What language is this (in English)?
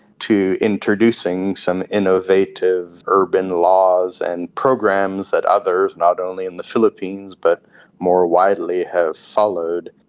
English